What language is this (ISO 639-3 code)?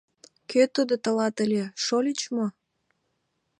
chm